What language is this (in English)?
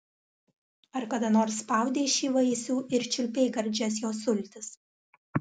Lithuanian